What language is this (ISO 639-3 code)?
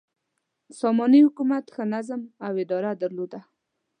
pus